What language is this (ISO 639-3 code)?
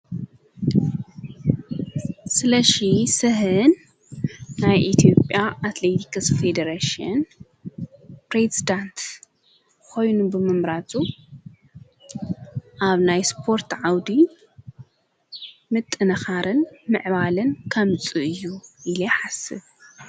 tir